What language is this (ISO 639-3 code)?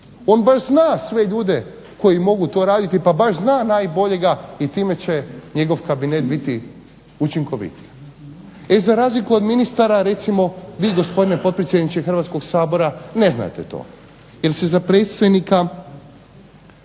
hrv